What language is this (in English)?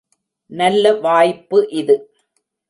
Tamil